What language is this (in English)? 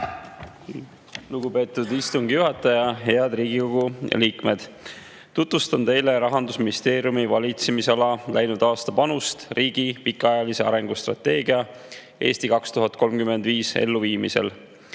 Estonian